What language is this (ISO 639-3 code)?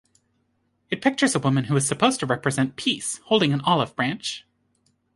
eng